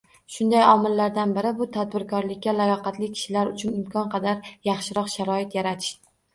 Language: Uzbek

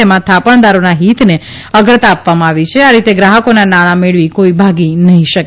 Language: Gujarati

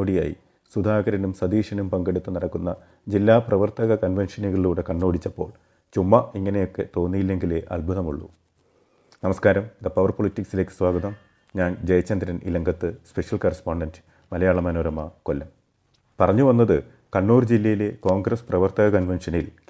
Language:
Malayalam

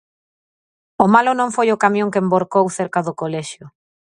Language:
Galician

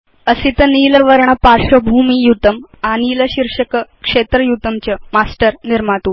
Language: Sanskrit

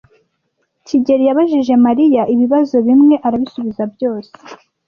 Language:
Kinyarwanda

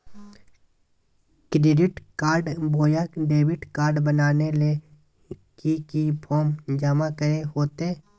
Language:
Magahi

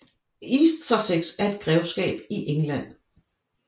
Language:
Danish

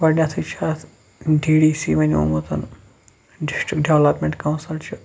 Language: Kashmiri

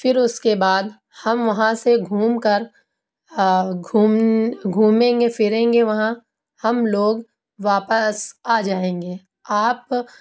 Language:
Urdu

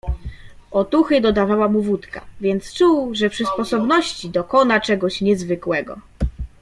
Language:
Polish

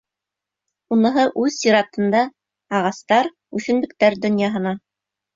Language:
Bashkir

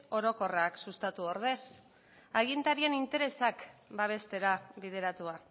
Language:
Basque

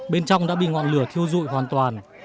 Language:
Vietnamese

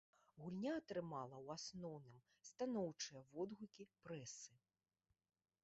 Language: Belarusian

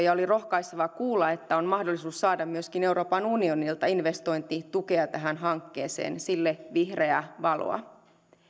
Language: Finnish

